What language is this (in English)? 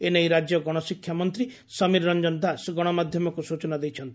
Odia